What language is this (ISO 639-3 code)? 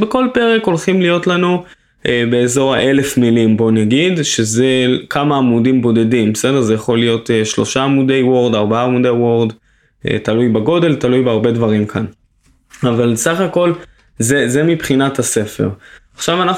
heb